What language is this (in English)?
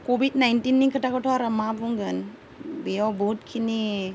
Bodo